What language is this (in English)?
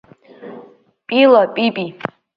Abkhazian